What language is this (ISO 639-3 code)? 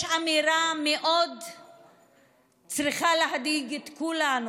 heb